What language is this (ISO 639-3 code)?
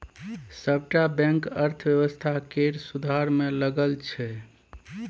mai